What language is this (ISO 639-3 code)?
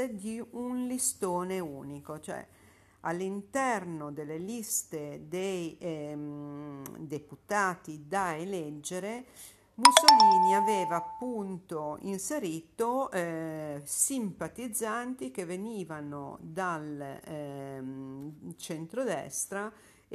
ita